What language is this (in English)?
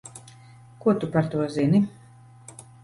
Latvian